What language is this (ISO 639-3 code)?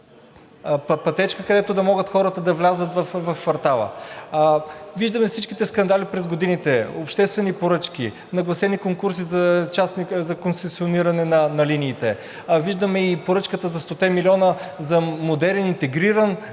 bul